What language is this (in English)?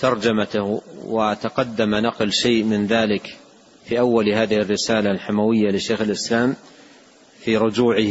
Arabic